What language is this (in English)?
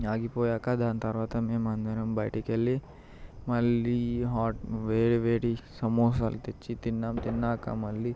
Telugu